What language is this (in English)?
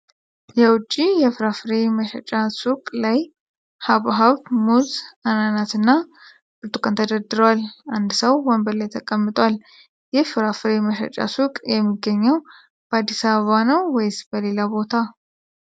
Amharic